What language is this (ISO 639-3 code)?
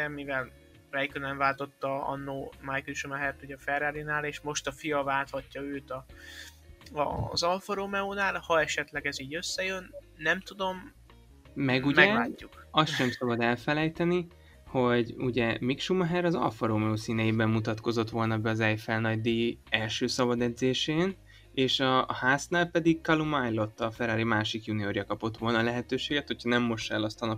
hun